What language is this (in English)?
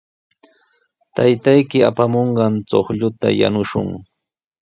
Sihuas Ancash Quechua